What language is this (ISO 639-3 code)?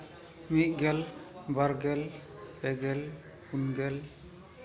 sat